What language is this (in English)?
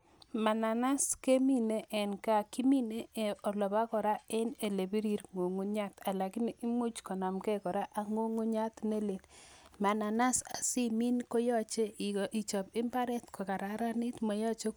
Kalenjin